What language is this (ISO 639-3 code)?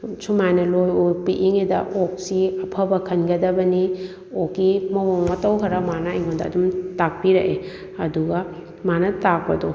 mni